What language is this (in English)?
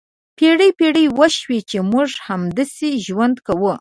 Pashto